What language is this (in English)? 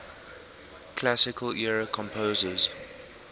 English